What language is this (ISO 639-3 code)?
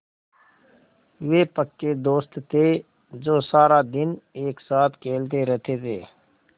hin